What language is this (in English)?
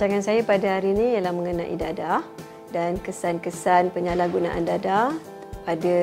Malay